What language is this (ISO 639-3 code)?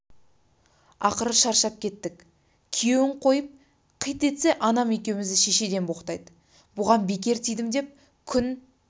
kaz